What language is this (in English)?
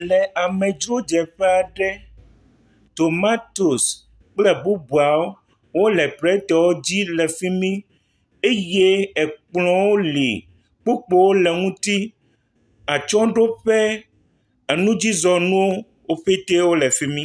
Ewe